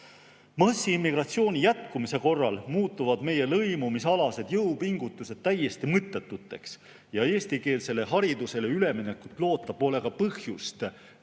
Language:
Estonian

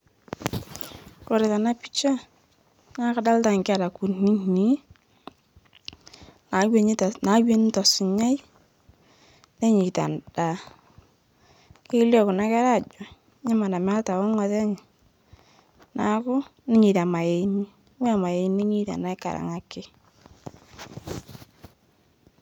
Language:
Masai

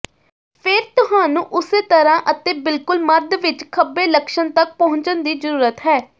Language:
Punjabi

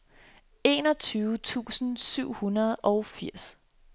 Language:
Danish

